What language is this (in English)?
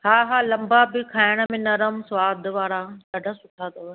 Sindhi